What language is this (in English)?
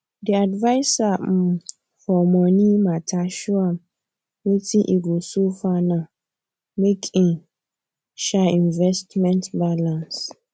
Nigerian Pidgin